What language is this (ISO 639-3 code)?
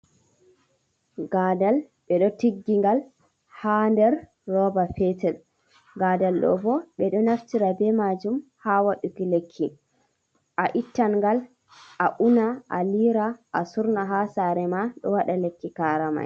ful